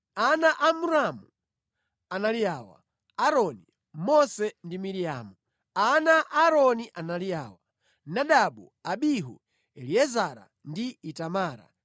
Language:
Nyanja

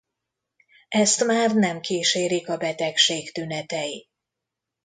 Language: Hungarian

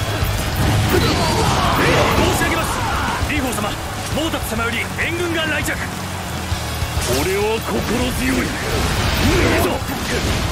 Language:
Japanese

